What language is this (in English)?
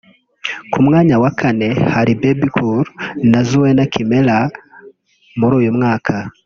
Kinyarwanda